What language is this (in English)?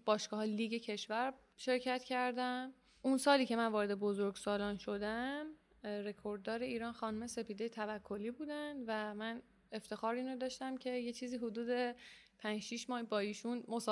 Persian